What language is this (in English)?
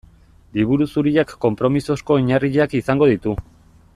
Basque